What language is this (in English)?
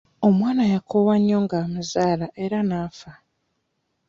Ganda